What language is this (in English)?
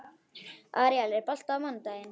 Icelandic